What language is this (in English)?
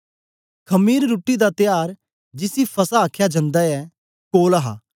Dogri